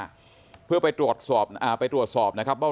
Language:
Thai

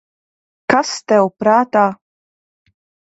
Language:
Latvian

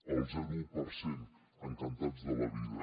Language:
Catalan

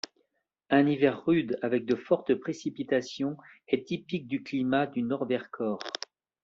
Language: French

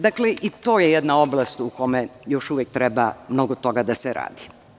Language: Serbian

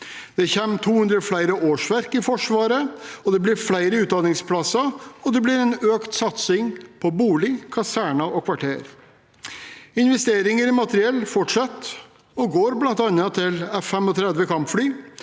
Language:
Norwegian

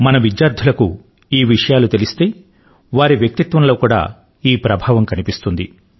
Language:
Telugu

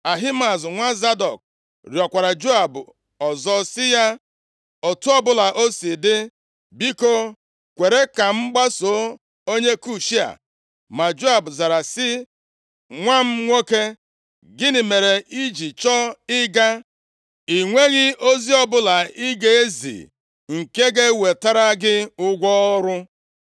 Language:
Igbo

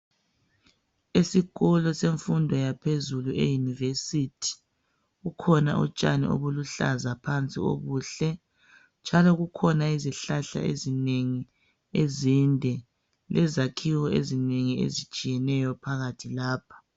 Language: North Ndebele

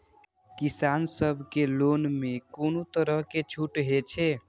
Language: Maithili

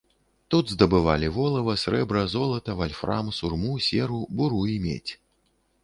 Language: Belarusian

